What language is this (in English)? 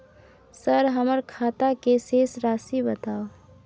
Maithili